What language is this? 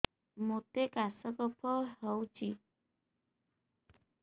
Odia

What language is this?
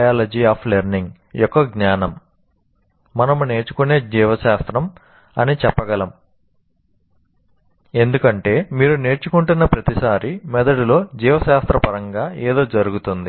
Telugu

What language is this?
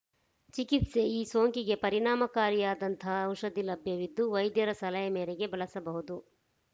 Kannada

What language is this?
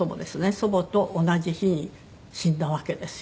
Japanese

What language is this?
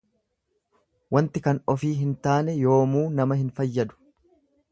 Oromo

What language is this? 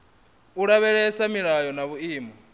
Venda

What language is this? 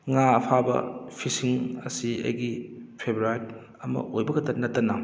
Manipuri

